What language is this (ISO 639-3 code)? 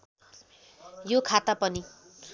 nep